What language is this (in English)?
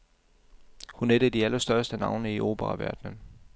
Danish